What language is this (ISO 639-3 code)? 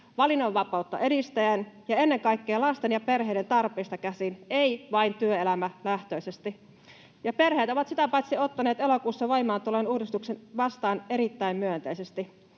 fin